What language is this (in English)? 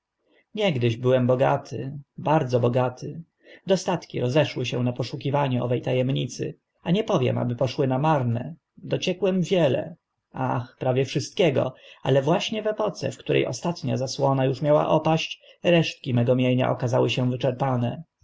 Polish